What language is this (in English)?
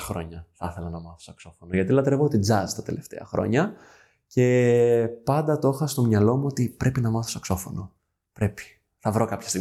Greek